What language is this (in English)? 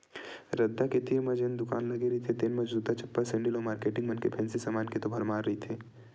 Chhattisgarhi